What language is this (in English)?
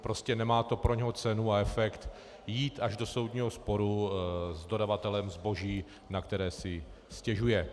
Czech